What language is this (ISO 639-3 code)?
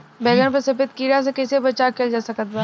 bho